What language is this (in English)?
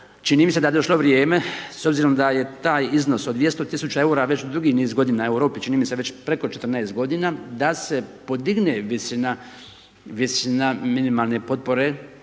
Croatian